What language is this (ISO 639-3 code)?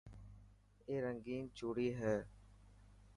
mki